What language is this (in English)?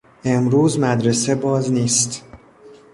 Persian